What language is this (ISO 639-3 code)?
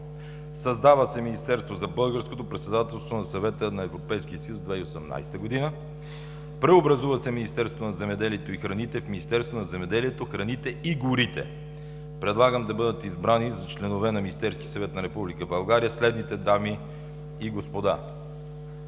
bul